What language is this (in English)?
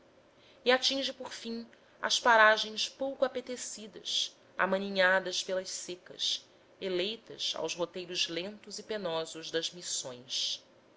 Portuguese